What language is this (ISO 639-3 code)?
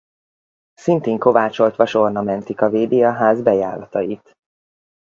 hun